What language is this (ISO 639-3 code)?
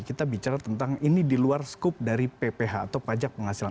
ind